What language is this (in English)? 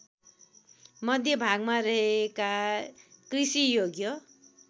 Nepali